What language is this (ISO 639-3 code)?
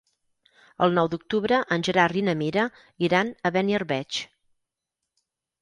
cat